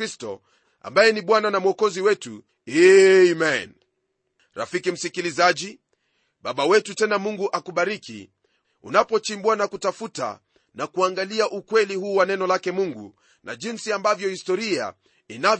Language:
Swahili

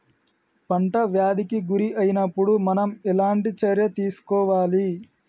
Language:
Telugu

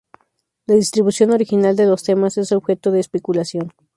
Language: Spanish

